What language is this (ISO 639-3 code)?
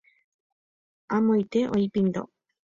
grn